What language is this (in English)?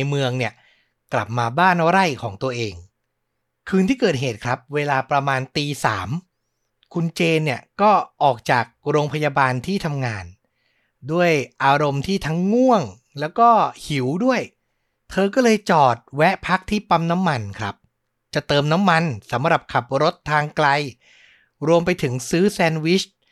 Thai